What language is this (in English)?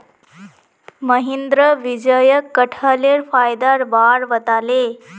Magahi